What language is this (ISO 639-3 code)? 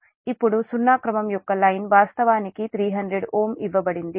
tel